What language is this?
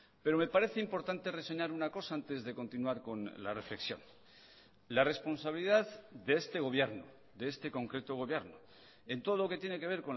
Spanish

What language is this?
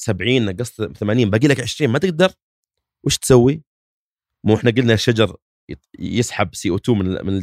Arabic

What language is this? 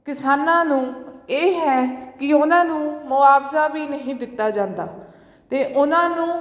Punjabi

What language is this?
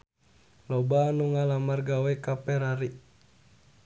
Sundanese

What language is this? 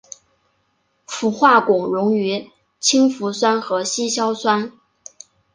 Chinese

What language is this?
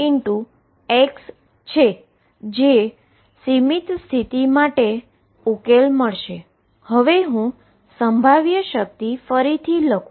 Gujarati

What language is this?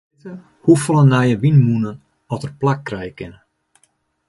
Western Frisian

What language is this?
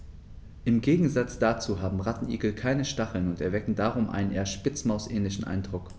German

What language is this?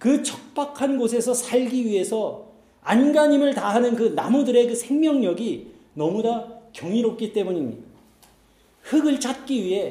Korean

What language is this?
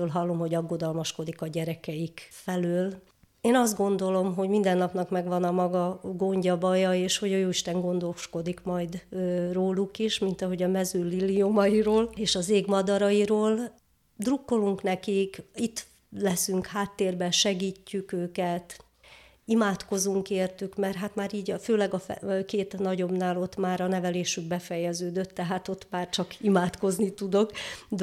Hungarian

